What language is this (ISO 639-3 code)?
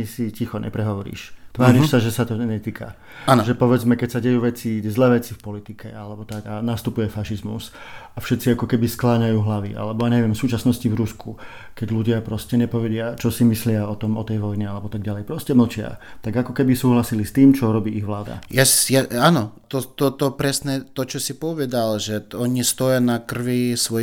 slk